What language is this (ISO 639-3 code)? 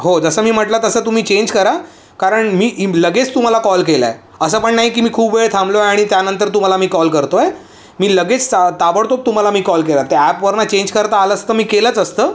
mar